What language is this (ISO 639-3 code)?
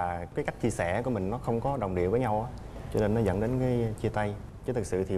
vie